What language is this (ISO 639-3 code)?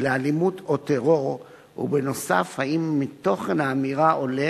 heb